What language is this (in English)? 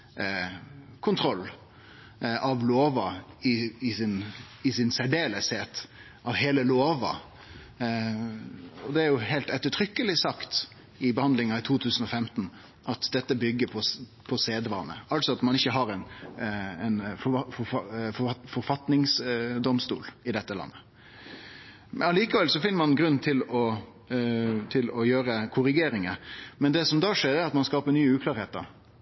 Norwegian Nynorsk